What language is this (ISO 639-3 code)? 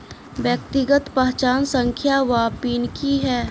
mai